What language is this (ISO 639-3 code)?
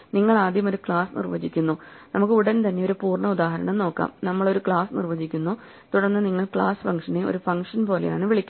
mal